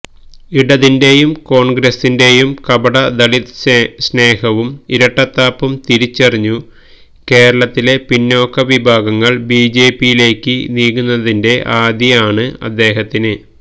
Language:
Malayalam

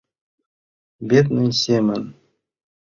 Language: Mari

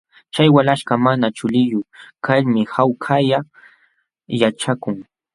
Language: Jauja Wanca Quechua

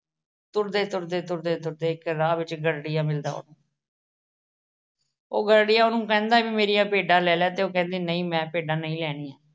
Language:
Punjabi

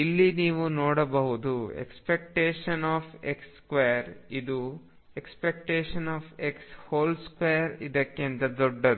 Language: Kannada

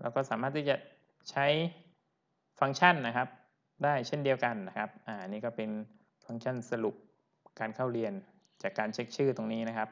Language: Thai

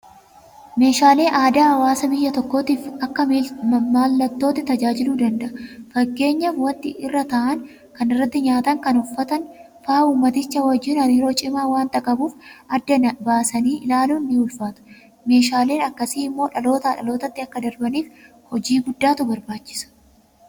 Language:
Oromo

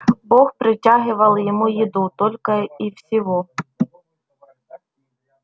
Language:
Russian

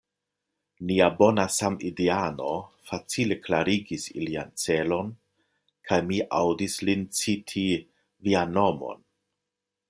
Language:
Esperanto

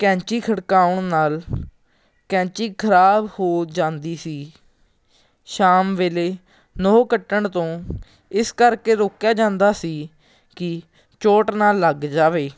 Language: Punjabi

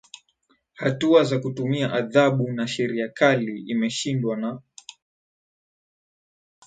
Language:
Swahili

